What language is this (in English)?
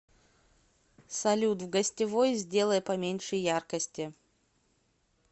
Russian